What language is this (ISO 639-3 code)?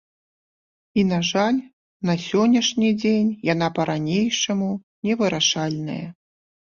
bel